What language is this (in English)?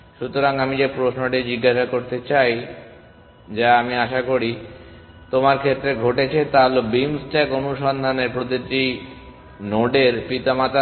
Bangla